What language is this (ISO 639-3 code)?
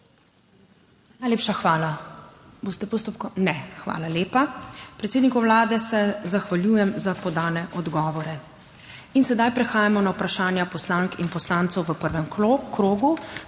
slv